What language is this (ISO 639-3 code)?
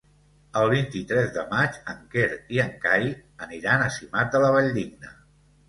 cat